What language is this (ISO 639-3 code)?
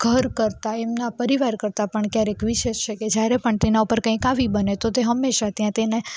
guj